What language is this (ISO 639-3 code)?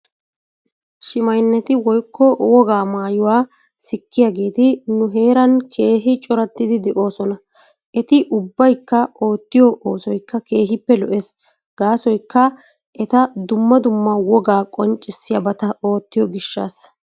wal